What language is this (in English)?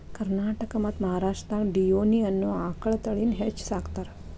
Kannada